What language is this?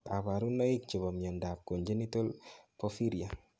Kalenjin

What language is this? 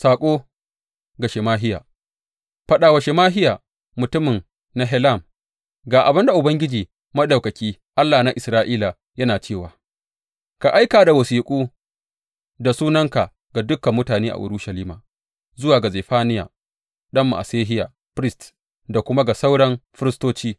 Hausa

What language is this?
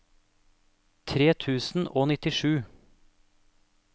Norwegian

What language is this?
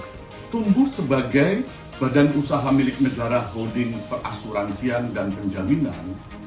Indonesian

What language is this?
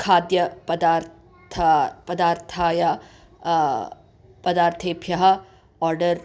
Sanskrit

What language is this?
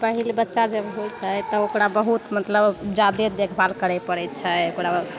Maithili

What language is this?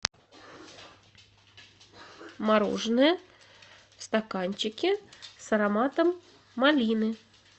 Russian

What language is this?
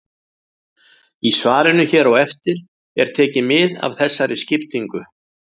Icelandic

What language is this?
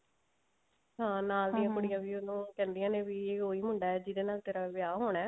Punjabi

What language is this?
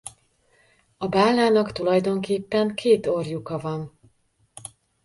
Hungarian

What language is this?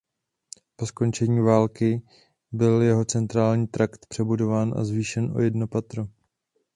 Czech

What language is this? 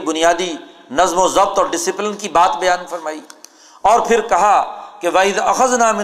Urdu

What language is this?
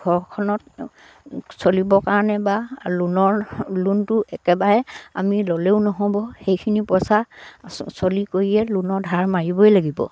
Assamese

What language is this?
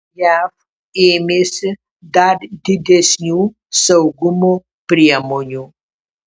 Lithuanian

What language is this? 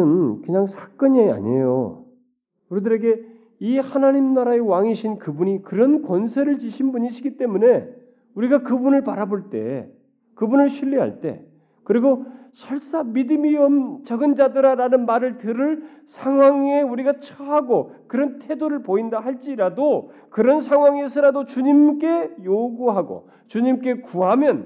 Korean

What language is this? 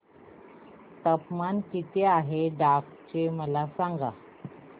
Marathi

